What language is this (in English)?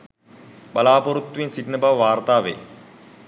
Sinhala